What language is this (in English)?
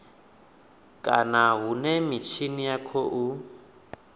Venda